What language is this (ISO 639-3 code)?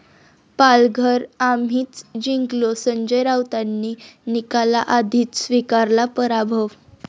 mar